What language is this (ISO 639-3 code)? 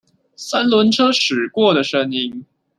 zho